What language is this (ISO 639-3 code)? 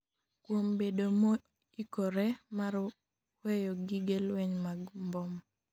luo